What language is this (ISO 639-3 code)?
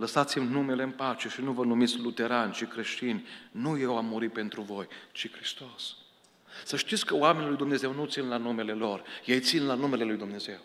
ron